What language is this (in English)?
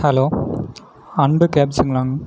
Tamil